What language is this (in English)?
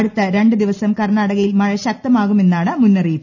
Malayalam